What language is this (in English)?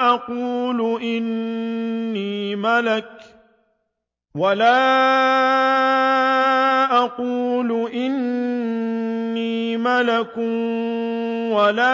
Arabic